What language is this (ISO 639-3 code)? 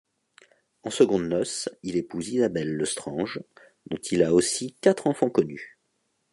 fra